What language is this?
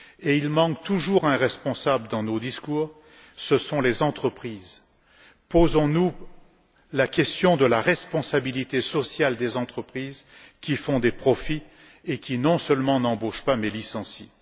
French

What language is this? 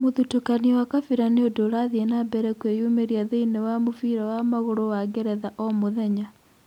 Kikuyu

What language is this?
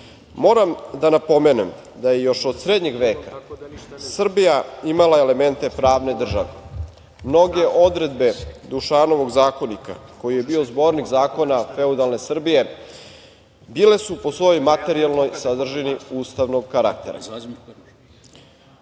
Serbian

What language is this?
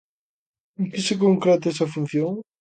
Galician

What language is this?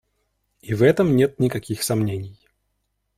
Russian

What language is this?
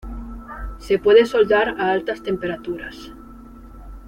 Spanish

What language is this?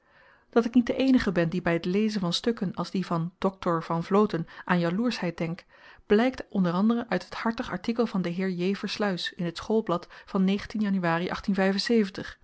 Dutch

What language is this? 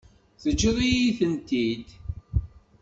Kabyle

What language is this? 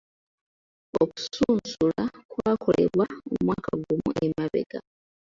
Ganda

